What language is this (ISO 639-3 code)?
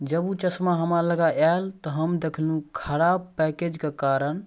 mai